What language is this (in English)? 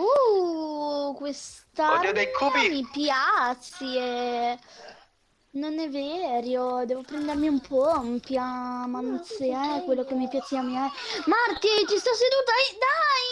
Italian